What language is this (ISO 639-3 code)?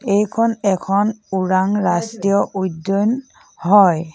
asm